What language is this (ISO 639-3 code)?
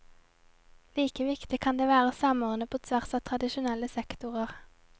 nor